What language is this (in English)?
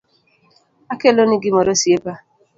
Luo (Kenya and Tanzania)